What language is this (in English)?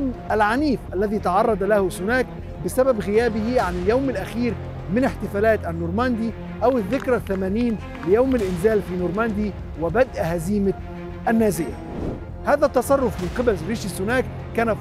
Arabic